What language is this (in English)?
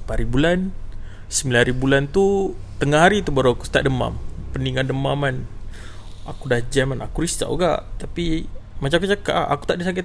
Malay